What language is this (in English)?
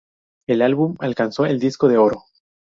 Spanish